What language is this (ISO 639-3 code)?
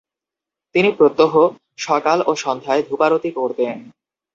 ben